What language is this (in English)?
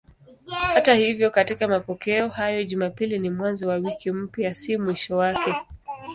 Swahili